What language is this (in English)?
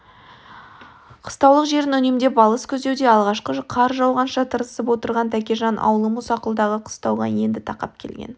Kazakh